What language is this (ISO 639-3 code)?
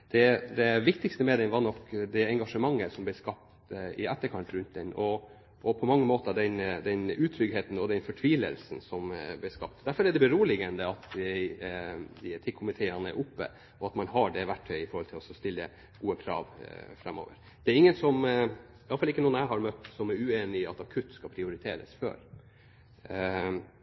nob